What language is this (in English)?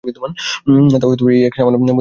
Bangla